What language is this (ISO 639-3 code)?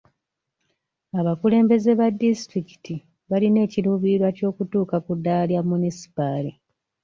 lug